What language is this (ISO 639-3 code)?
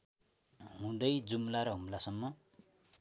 nep